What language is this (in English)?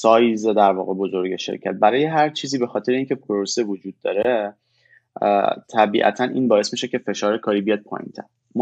Persian